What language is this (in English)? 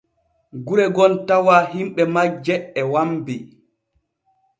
Borgu Fulfulde